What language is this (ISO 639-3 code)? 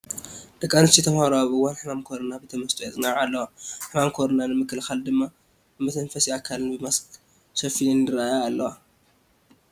tir